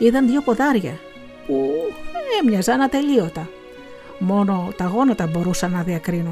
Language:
Greek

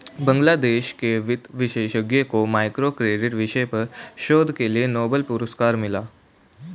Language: Hindi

